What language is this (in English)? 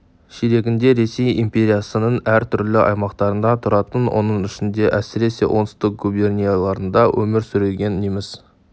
Kazakh